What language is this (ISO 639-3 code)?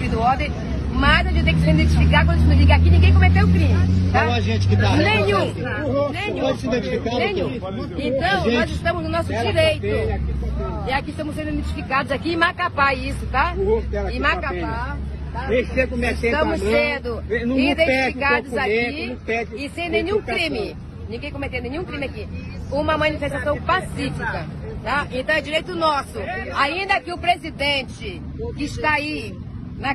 por